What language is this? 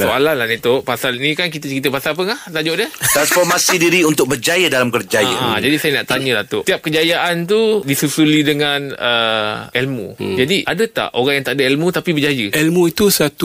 Malay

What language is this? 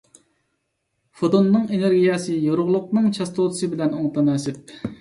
Uyghur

